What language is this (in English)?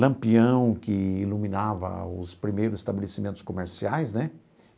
Portuguese